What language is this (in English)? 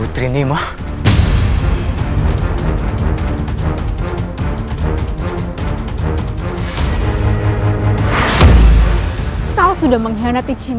Indonesian